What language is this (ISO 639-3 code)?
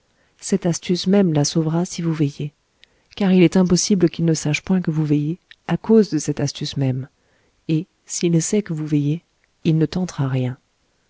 fra